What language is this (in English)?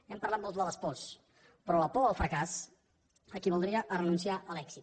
Catalan